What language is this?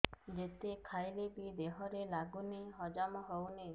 Odia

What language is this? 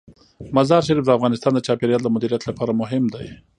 Pashto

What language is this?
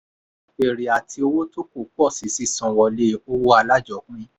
Yoruba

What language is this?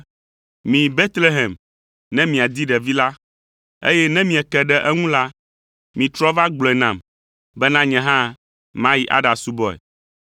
Ewe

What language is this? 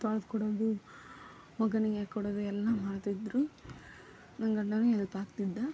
Kannada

